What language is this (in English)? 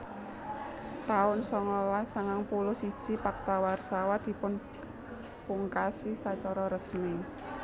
Javanese